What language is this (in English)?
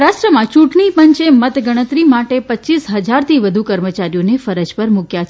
Gujarati